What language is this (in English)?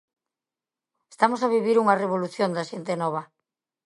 Galician